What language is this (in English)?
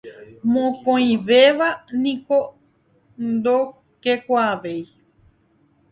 Guarani